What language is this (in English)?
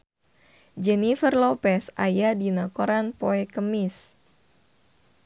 Sundanese